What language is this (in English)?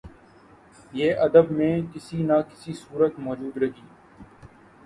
Urdu